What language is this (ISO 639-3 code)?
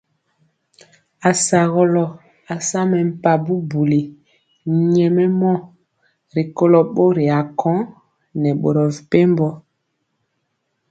mcx